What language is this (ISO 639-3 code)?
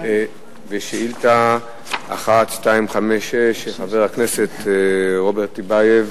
heb